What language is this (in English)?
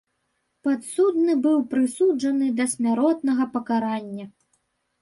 Belarusian